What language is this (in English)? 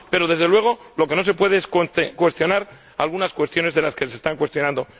Spanish